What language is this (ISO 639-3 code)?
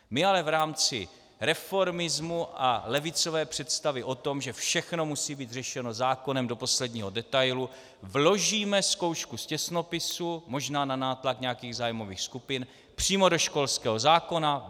ces